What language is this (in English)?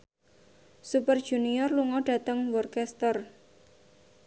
Javanese